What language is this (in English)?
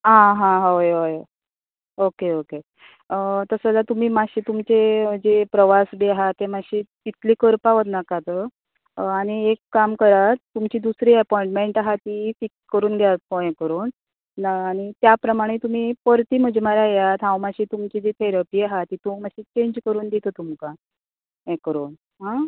Konkani